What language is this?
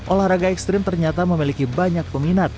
Indonesian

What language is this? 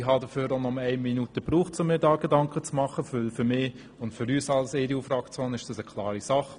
Swiss German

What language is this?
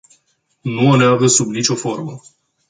Romanian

